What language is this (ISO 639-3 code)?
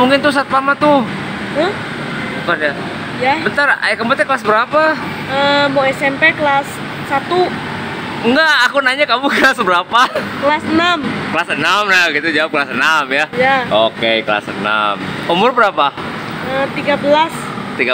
ind